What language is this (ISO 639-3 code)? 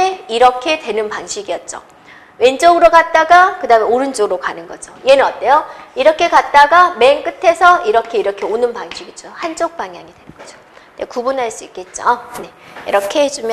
kor